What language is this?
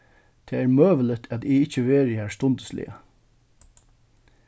Faroese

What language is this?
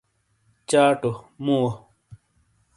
Shina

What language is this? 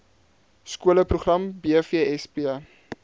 Afrikaans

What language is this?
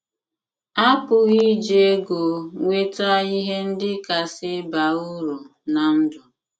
Igbo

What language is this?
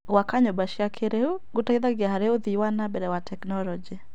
Kikuyu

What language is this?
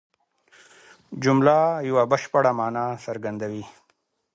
Pashto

